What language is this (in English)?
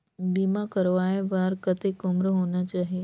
Chhattisgarhi